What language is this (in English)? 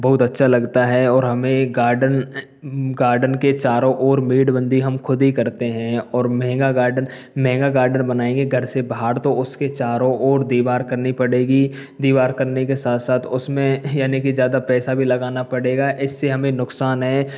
Hindi